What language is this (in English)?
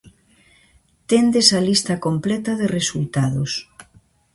Galician